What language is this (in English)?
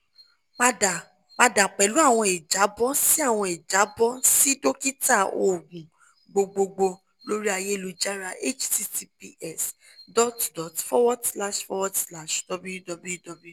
Yoruba